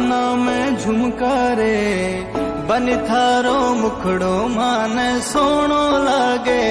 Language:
Hindi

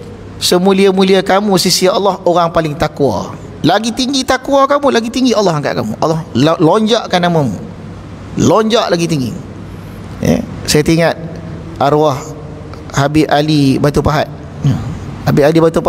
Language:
Malay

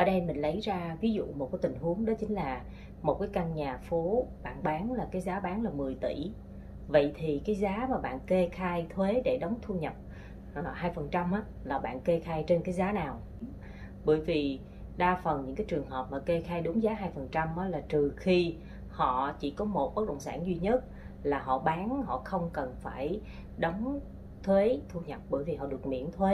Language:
Vietnamese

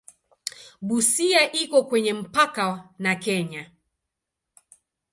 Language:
Swahili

